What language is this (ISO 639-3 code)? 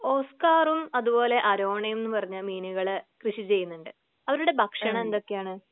mal